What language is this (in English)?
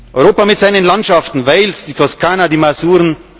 German